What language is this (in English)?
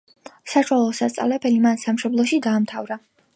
Georgian